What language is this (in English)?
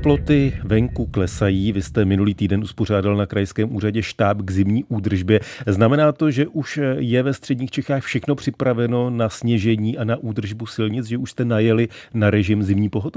Czech